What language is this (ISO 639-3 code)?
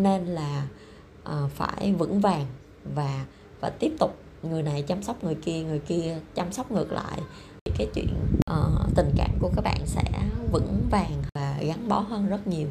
vie